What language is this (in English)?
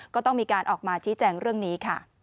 Thai